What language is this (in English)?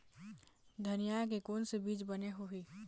Chhattisgarhi